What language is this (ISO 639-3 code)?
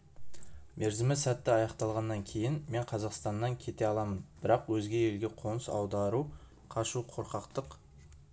kaz